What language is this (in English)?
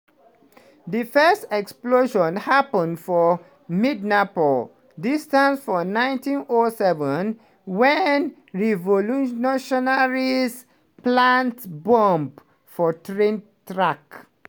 Nigerian Pidgin